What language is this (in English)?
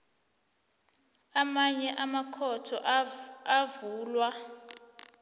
South Ndebele